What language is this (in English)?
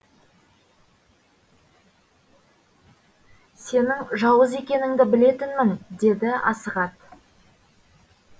Kazakh